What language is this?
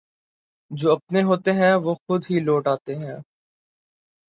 Urdu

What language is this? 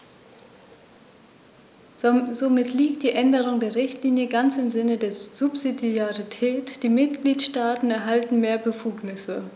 German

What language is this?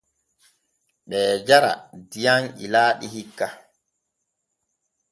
Borgu Fulfulde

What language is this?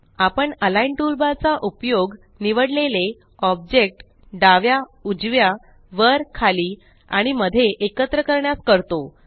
Marathi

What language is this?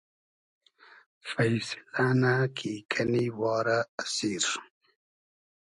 Hazaragi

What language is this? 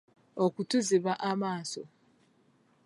Ganda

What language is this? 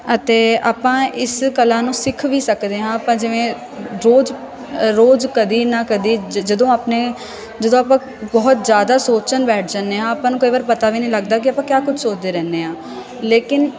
Punjabi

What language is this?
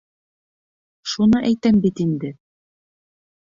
Bashkir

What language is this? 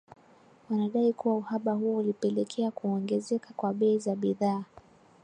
Swahili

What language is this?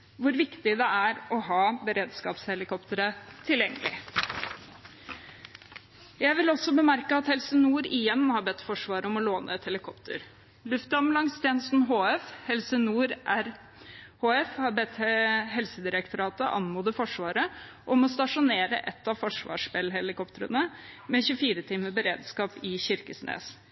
Norwegian Bokmål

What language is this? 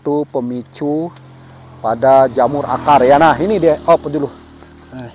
Indonesian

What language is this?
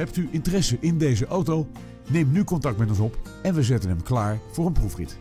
Dutch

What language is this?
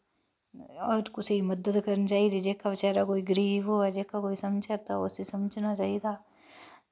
Dogri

